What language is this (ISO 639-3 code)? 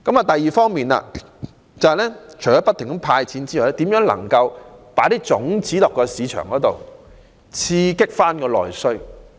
yue